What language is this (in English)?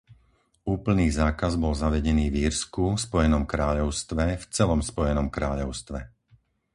Slovak